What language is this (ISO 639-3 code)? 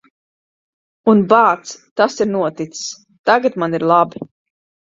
lav